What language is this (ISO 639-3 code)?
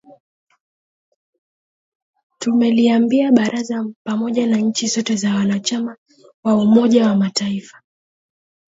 swa